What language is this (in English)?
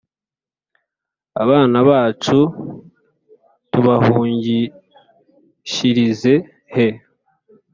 Kinyarwanda